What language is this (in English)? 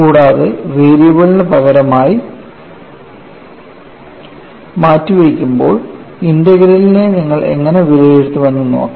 Malayalam